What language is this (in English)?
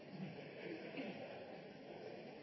Norwegian Bokmål